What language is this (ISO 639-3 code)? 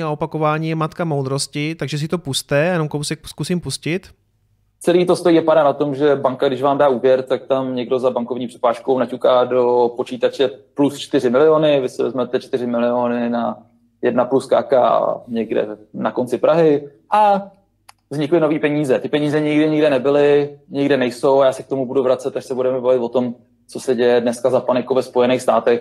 ces